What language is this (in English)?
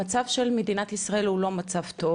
Hebrew